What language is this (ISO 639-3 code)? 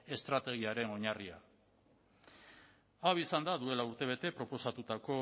eus